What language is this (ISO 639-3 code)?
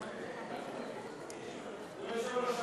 heb